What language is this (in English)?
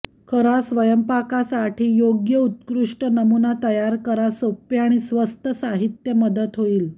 Marathi